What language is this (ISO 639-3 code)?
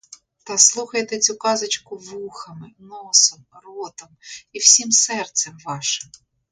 ukr